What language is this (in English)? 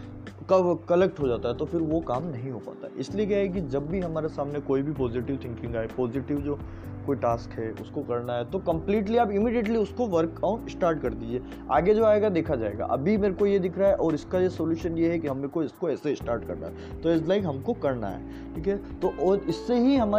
Hindi